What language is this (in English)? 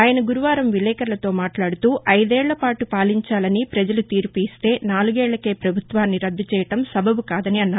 Telugu